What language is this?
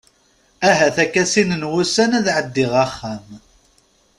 Kabyle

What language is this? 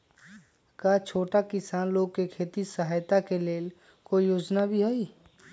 Magahi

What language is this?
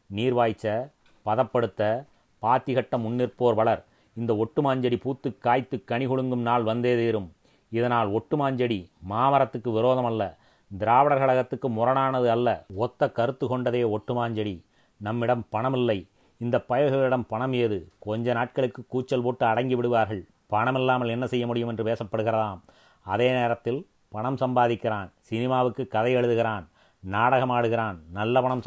Tamil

